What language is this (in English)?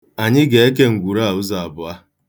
Igbo